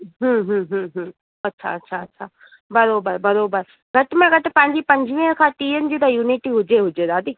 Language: Sindhi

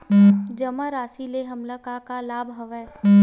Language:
Chhattisgarhi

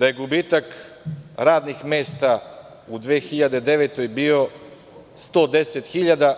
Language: Serbian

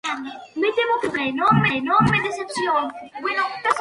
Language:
Spanish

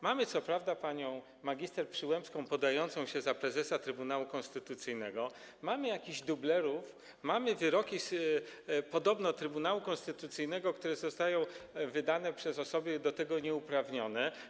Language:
Polish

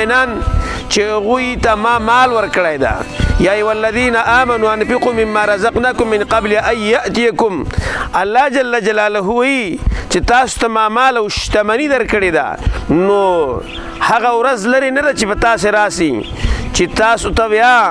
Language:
Arabic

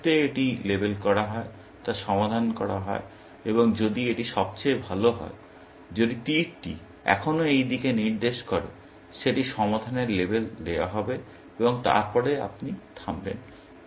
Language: Bangla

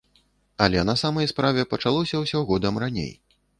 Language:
Belarusian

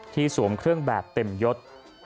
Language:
Thai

